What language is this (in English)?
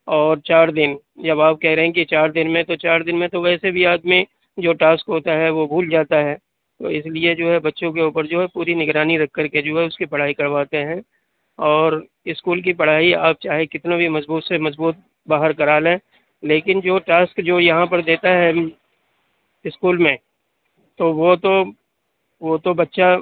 Urdu